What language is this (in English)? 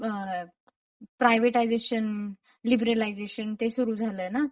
Marathi